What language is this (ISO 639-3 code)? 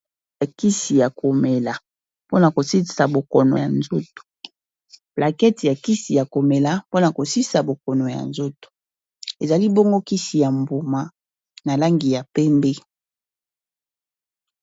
lin